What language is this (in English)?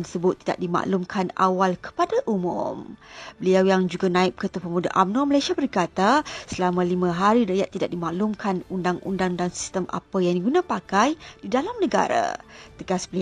Malay